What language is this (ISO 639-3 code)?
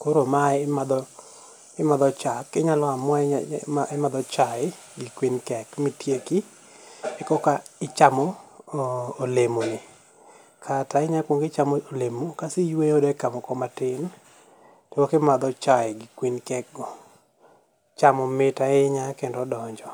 luo